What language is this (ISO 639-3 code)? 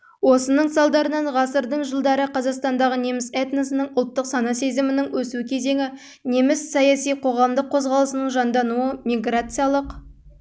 kaz